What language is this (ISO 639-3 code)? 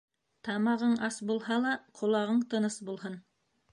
bak